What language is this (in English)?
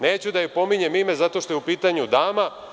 Serbian